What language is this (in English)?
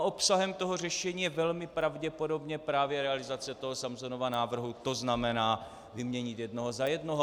Czech